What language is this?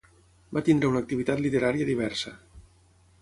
Catalan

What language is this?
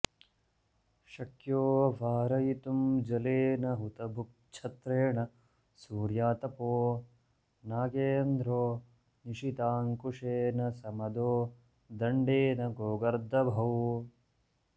Sanskrit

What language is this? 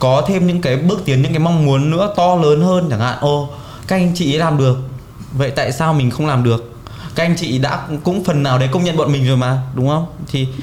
Vietnamese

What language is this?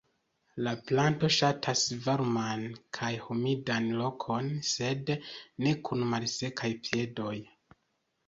Esperanto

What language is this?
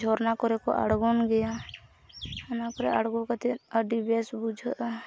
Santali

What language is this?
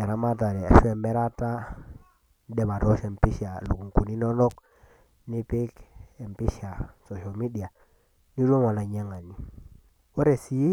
Masai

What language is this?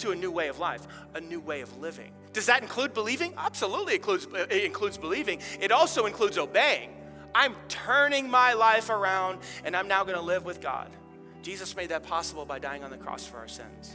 English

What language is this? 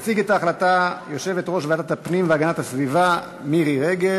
Hebrew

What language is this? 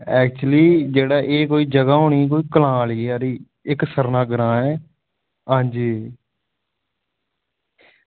Dogri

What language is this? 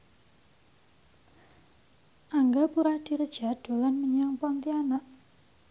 Javanese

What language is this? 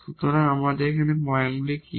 Bangla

